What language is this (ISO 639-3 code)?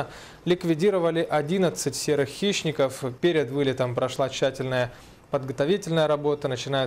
rus